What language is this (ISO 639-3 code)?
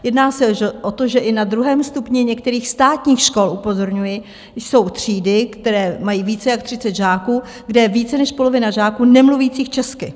ces